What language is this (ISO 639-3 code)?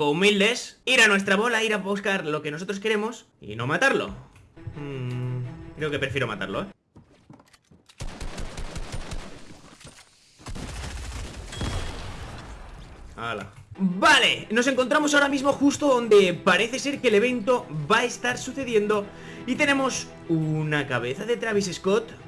spa